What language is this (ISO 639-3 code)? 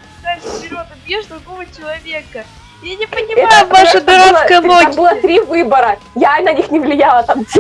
rus